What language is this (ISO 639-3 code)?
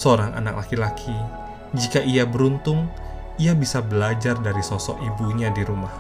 ind